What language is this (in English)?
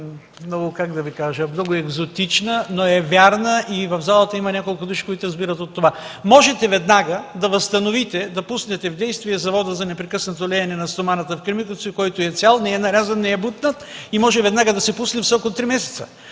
Bulgarian